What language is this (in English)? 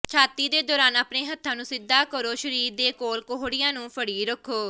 Punjabi